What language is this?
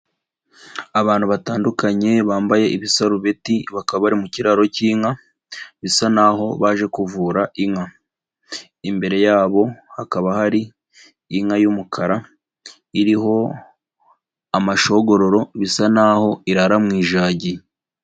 Kinyarwanda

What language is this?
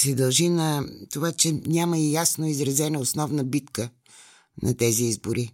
Bulgarian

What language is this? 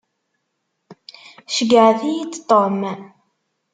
Kabyle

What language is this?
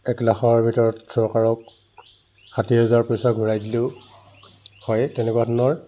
Assamese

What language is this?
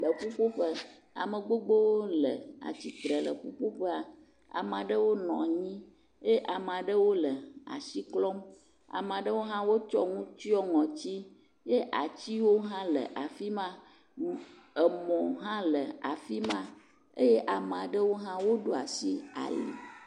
Ewe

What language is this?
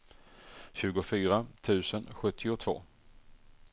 Swedish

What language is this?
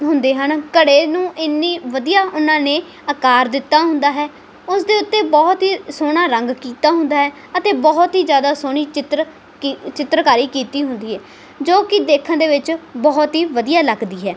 Punjabi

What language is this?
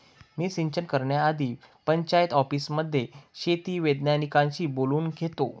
Marathi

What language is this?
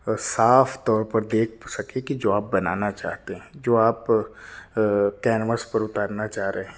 Urdu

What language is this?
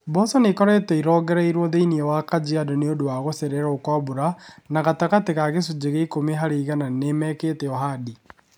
Kikuyu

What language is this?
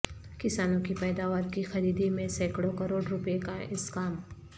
Urdu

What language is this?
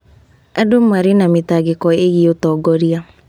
Kikuyu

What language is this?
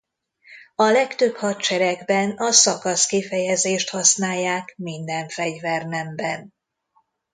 Hungarian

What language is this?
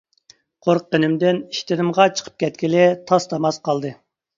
Uyghur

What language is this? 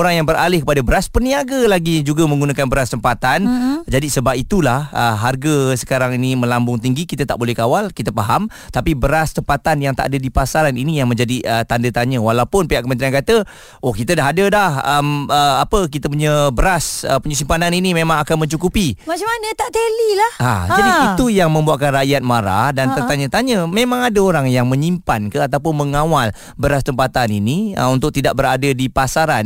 Malay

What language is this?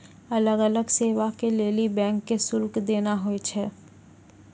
Maithili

